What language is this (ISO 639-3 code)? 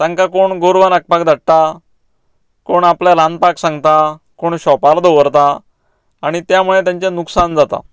kok